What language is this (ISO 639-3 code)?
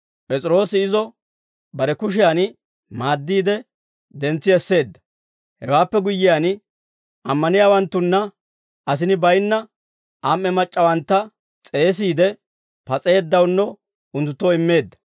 dwr